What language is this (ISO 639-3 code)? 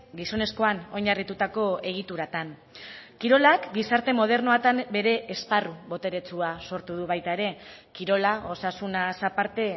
eus